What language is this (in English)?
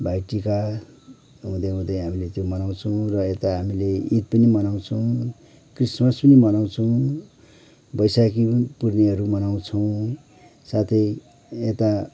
Nepali